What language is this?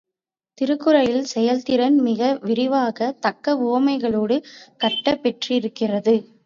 Tamil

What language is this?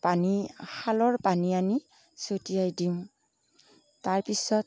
Assamese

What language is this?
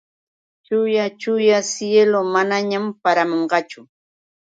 Yauyos Quechua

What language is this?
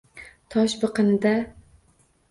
Uzbek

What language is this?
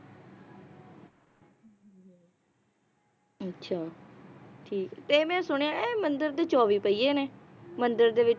Punjabi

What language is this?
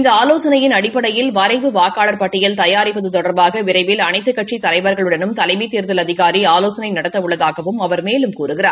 Tamil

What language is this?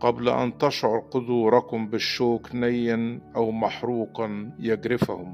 Arabic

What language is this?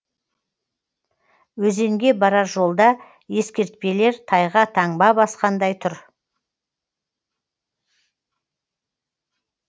Kazakh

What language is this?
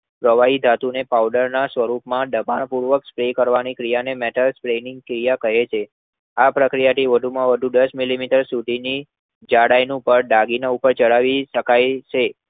Gujarati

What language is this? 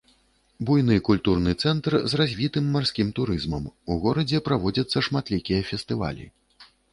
Belarusian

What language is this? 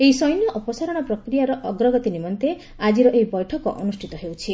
Odia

